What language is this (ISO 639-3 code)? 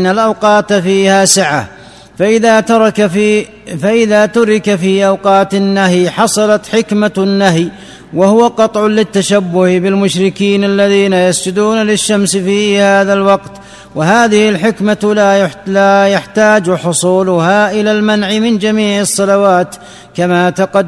ara